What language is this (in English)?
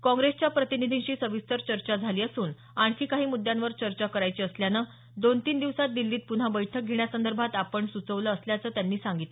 Marathi